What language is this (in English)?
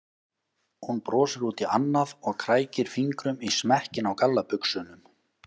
Icelandic